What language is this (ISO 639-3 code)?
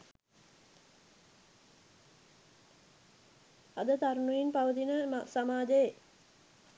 sin